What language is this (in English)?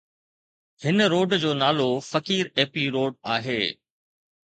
Sindhi